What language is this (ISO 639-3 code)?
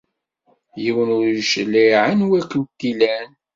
kab